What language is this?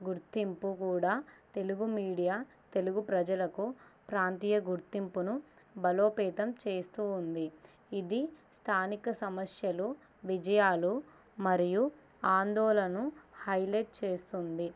Telugu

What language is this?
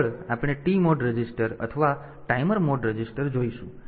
Gujarati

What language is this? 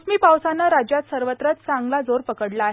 Marathi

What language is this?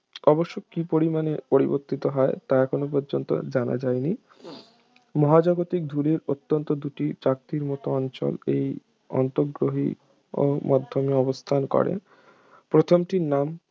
Bangla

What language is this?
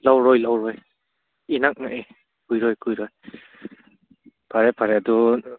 Manipuri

